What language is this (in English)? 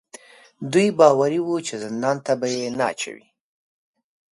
Pashto